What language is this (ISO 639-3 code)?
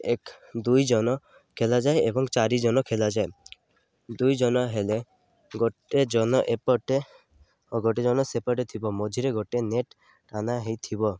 ori